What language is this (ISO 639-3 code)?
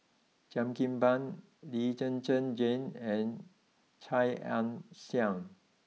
eng